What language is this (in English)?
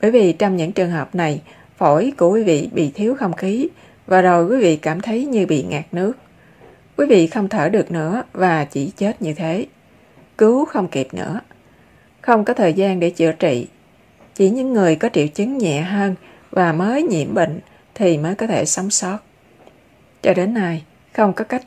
Vietnamese